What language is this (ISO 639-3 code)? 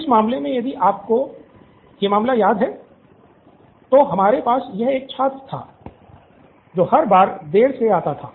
hin